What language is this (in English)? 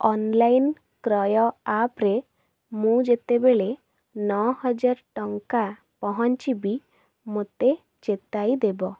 Odia